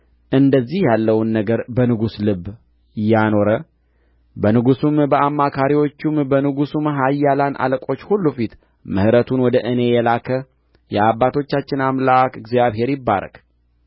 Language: Amharic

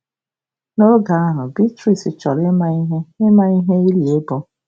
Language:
Igbo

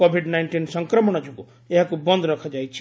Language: Odia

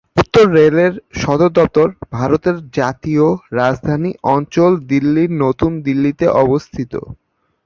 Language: Bangla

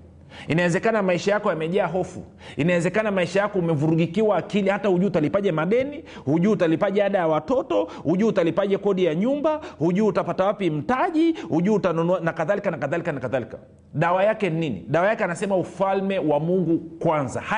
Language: Swahili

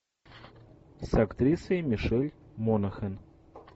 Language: Russian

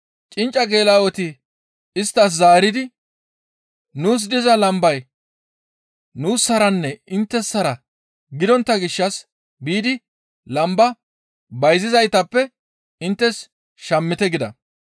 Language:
Gamo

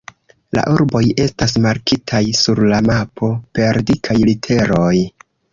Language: Esperanto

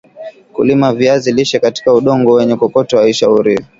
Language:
Swahili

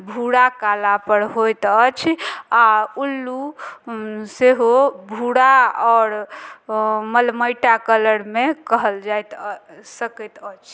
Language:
Maithili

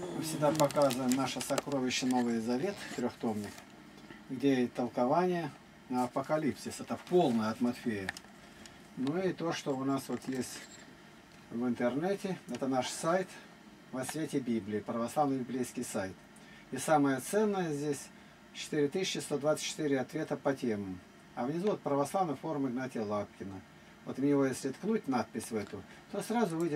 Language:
Russian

